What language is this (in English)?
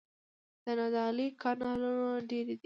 Pashto